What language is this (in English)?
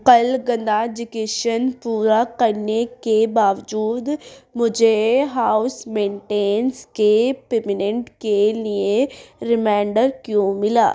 Urdu